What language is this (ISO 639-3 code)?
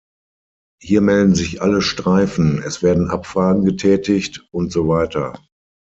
deu